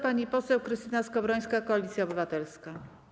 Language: Polish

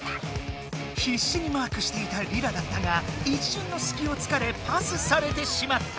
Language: Japanese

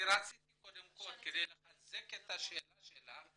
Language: Hebrew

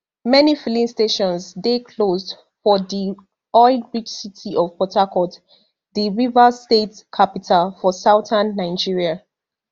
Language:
Nigerian Pidgin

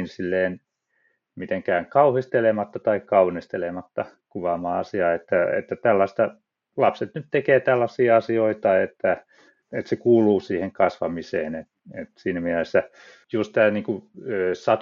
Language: Finnish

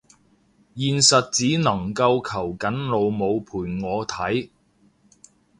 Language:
Cantonese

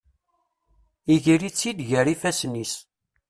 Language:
Kabyle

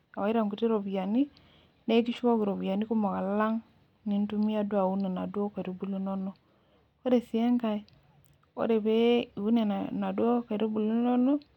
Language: Masai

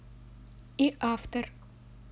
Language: Russian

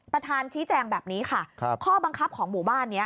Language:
Thai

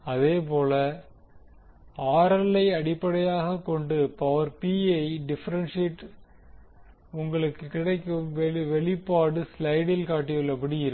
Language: Tamil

